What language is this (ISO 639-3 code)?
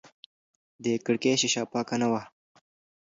pus